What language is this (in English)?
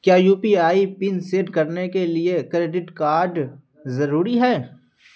Urdu